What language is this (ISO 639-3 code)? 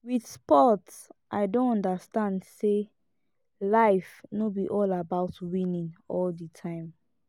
pcm